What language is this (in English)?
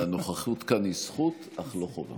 Hebrew